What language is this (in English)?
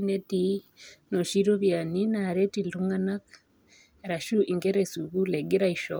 Masai